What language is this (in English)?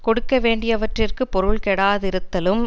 Tamil